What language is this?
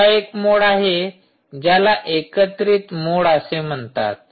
Marathi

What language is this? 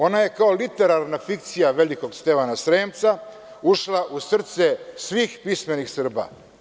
Serbian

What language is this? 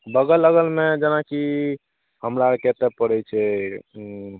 Maithili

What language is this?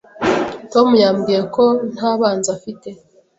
Kinyarwanda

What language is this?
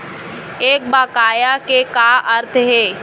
Chhattisgarhi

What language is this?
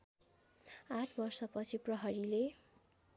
Nepali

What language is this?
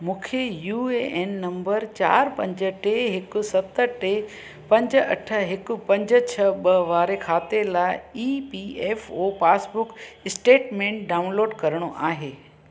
Sindhi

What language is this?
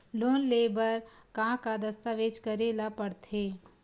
Chhattisgarhi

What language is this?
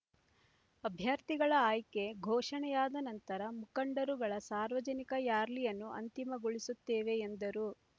Kannada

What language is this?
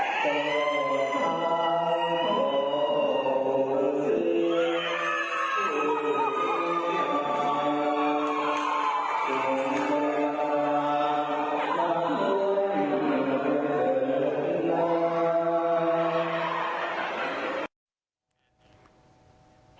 Thai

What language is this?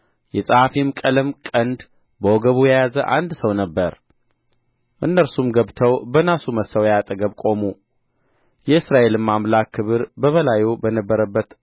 Amharic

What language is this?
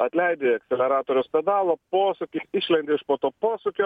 Lithuanian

